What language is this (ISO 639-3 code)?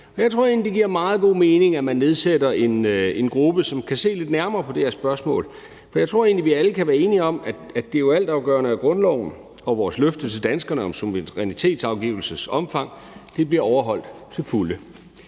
dan